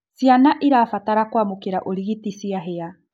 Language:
Kikuyu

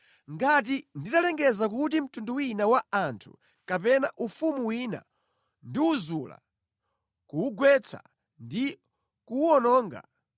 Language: Nyanja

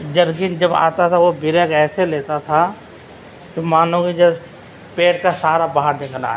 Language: Urdu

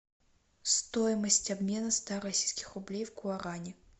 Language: Russian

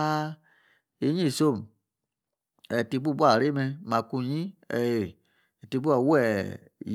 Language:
Yace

